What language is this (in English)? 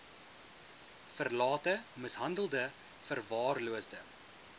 Afrikaans